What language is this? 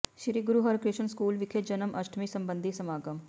Punjabi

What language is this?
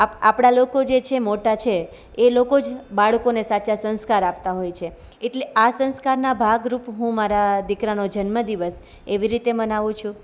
Gujarati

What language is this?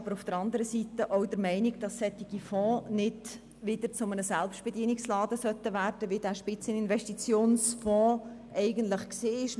Swiss German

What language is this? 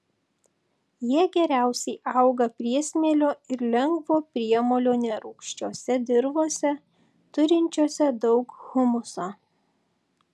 Lithuanian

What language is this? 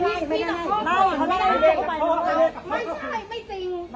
Thai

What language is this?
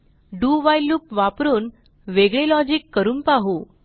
Marathi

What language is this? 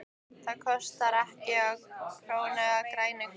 Icelandic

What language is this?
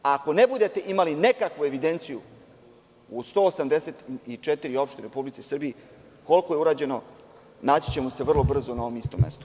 Serbian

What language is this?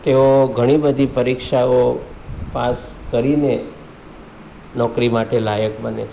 Gujarati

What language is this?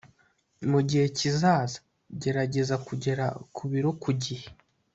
Kinyarwanda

